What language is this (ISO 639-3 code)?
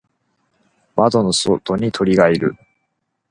jpn